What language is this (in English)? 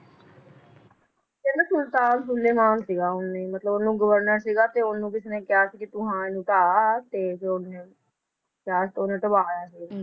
Punjabi